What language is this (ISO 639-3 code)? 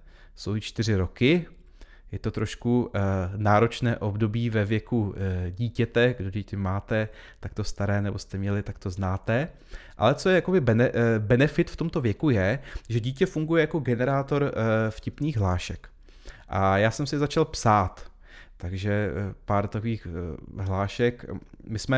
ces